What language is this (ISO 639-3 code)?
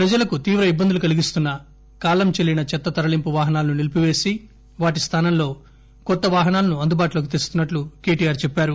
tel